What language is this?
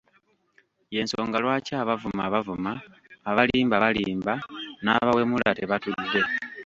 Ganda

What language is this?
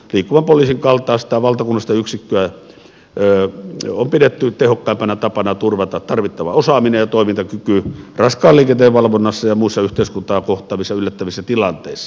Finnish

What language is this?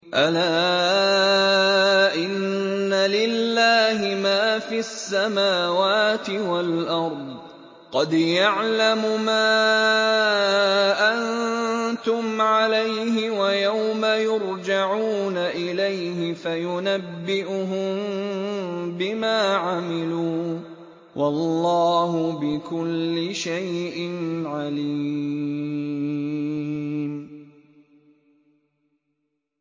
Arabic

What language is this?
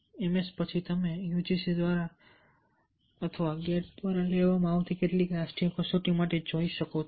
Gujarati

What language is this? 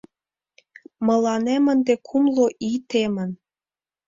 Mari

